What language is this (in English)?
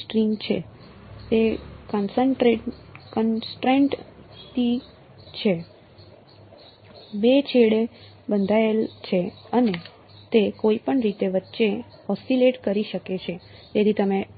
Gujarati